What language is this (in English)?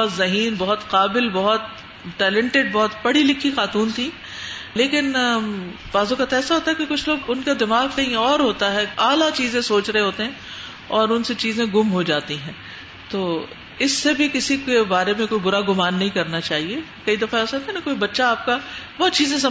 Urdu